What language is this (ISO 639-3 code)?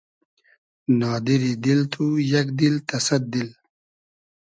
haz